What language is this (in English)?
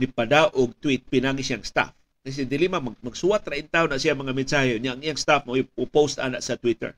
Filipino